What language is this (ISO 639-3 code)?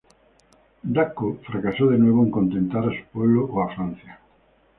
spa